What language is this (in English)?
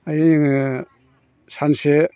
Bodo